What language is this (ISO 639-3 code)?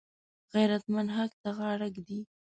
pus